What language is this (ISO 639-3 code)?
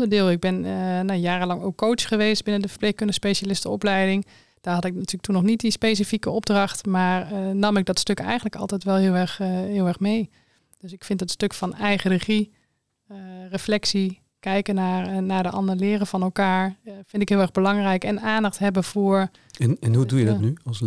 nld